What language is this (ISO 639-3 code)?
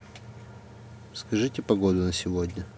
rus